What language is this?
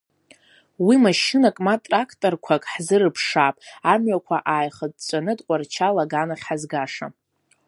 Abkhazian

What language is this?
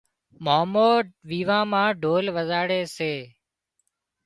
Wadiyara Koli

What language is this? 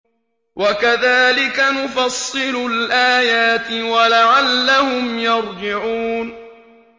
Arabic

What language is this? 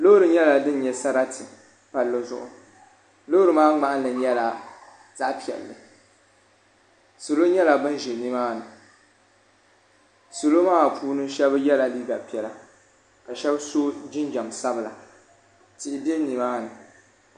Dagbani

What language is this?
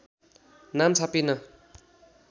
Nepali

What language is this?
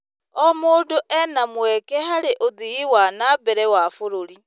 Kikuyu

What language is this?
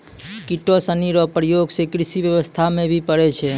Maithili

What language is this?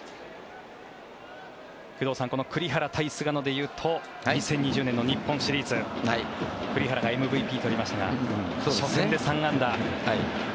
Japanese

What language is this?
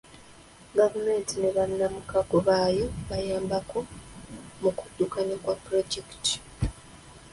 Ganda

